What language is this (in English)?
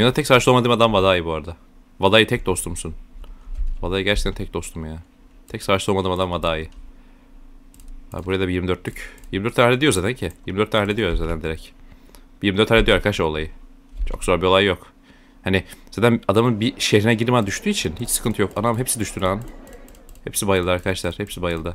Turkish